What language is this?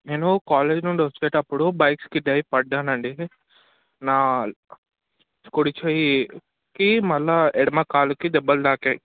Telugu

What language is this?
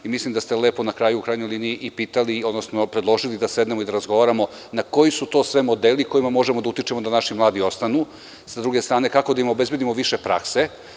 Serbian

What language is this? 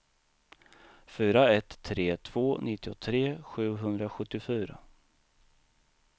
Swedish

